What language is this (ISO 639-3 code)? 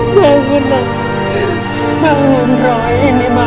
ind